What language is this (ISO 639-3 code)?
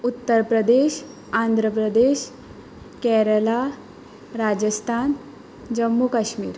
kok